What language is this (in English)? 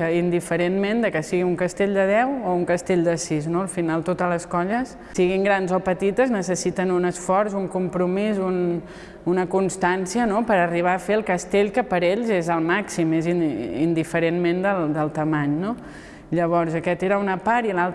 Catalan